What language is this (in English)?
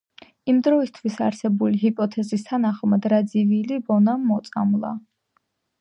Georgian